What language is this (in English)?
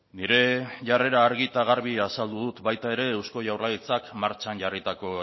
Basque